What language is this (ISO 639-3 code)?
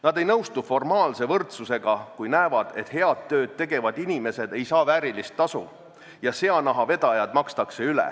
est